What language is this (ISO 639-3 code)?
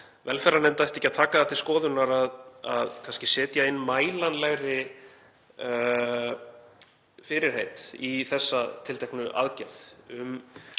isl